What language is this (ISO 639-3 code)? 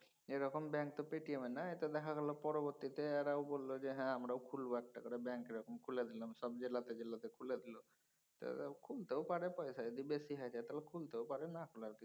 ben